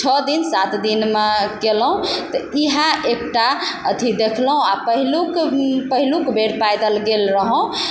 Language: Maithili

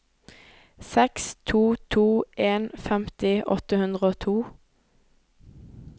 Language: Norwegian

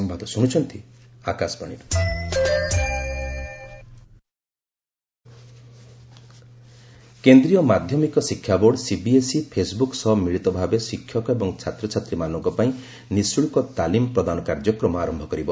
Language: Odia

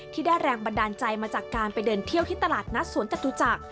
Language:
Thai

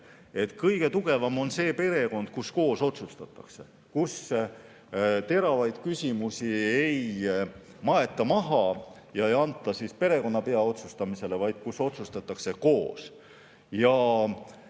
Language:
Estonian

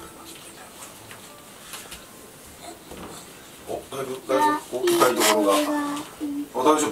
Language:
Japanese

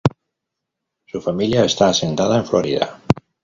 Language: Spanish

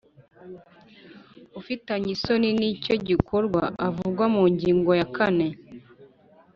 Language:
Kinyarwanda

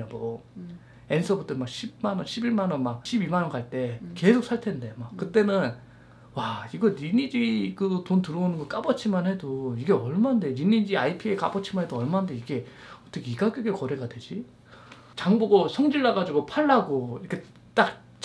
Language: Korean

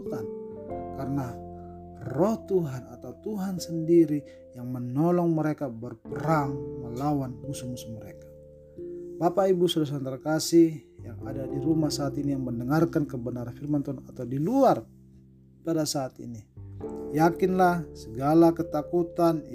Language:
Indonesian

